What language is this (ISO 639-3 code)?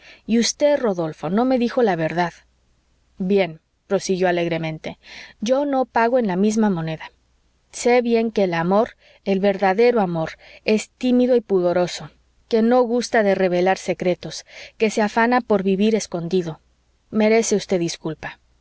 spa